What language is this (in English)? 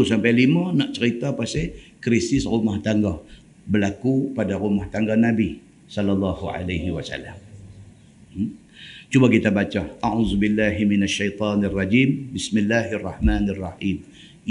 Malay